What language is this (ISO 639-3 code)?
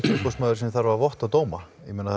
isl